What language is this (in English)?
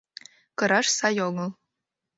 Mari